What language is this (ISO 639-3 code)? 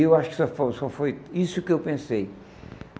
por